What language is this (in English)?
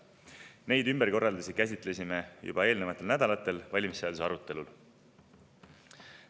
Estonian